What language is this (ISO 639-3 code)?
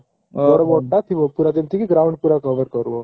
ori